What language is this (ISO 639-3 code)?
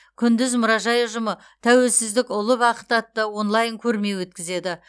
kaz